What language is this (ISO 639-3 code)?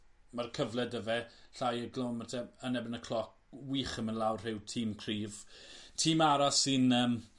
cym